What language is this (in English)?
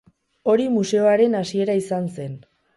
Basque